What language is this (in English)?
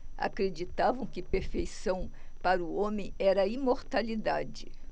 Portuguese